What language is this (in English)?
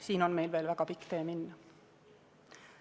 Estonian